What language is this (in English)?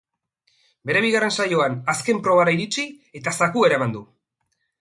Basque